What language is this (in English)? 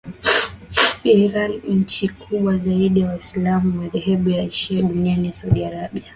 Swahili